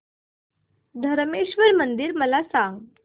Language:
Marathi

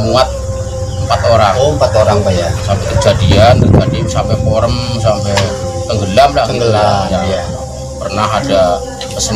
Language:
Indonesian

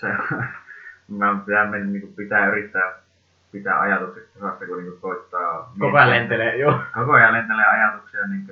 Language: Finnish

